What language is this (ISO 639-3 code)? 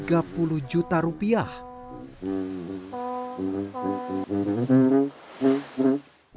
ind